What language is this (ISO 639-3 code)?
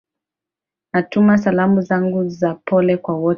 swa